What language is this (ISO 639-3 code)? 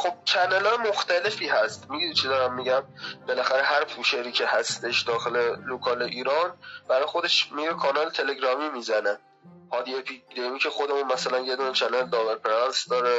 fas